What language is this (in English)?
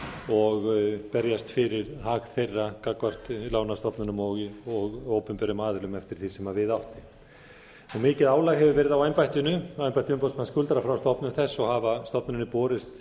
Icelandic